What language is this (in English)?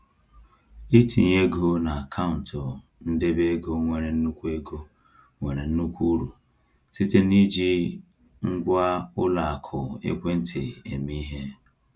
Igbo